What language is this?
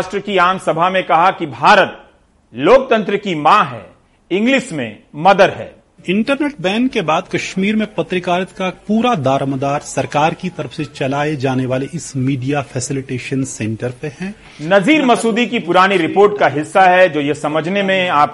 Hindi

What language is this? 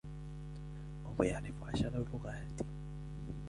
Arabic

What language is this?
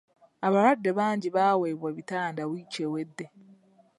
Ganda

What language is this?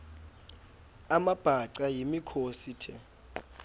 Xhosa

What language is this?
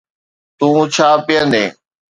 Sindhi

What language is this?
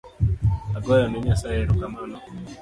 Luo (Kenya and Tanzania)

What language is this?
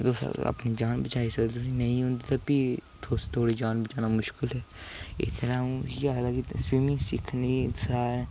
Dogri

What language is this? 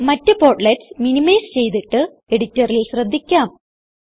Malayalam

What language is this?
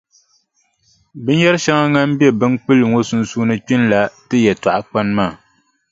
Dagbani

